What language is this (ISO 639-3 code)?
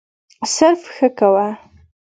pus